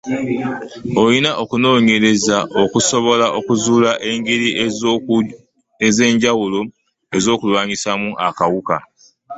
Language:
Ganda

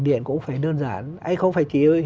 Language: Vietnamese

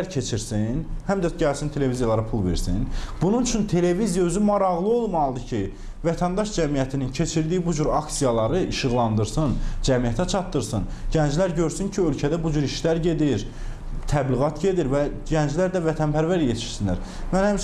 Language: Azerbaijani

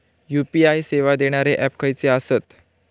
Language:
Marathi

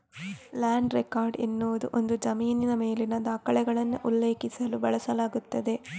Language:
Kannada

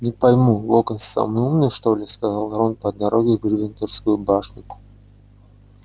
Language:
Russian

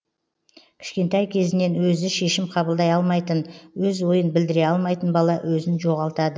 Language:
Kazakh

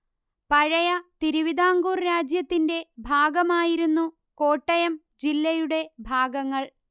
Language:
Malayalam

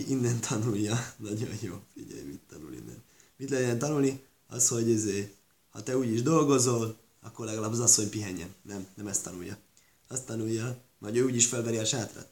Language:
Hungarian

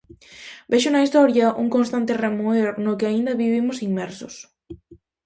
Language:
Galician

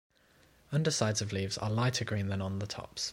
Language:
English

